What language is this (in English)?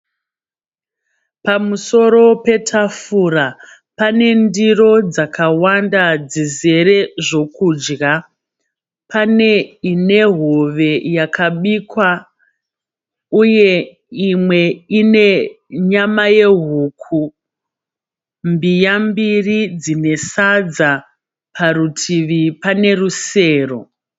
Shona